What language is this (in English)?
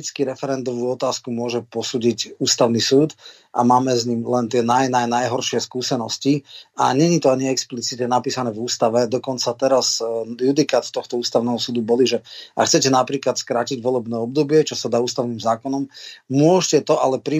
Slovak